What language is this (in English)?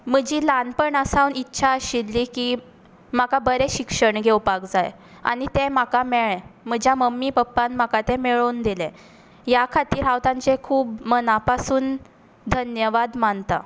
Konkani